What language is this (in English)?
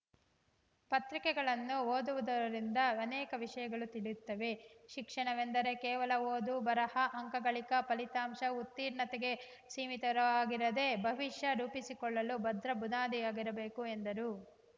Kannada